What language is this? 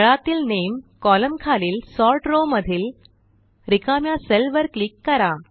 Marathi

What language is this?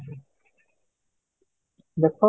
Odia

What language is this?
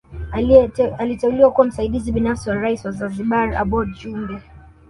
Swahili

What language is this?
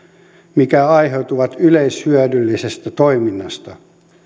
Finnish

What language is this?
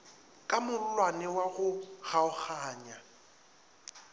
Northern Sotho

